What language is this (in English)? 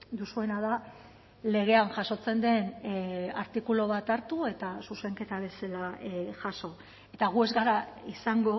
Basque